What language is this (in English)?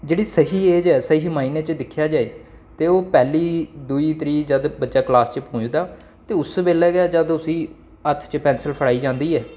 Dogri